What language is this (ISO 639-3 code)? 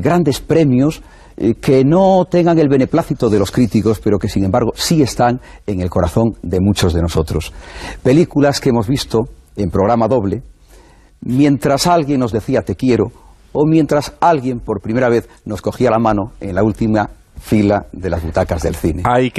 spa